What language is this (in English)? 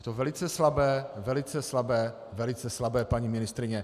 Czech